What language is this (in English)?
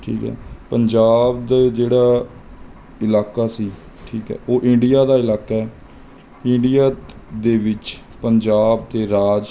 Punjabi